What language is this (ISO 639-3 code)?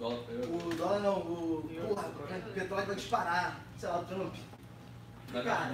por